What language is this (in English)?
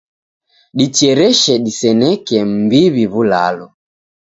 Taita